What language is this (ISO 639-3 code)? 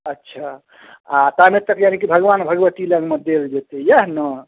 mai